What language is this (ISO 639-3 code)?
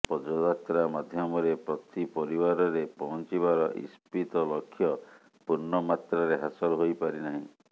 ori